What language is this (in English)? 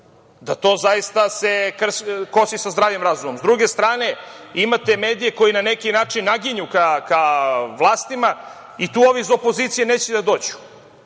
Serbian